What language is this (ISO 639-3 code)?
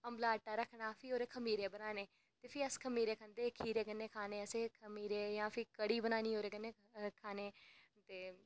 doi